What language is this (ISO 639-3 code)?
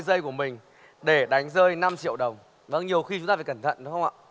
vie